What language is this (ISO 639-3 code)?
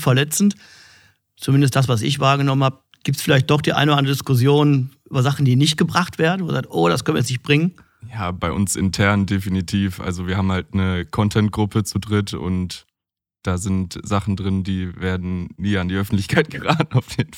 deu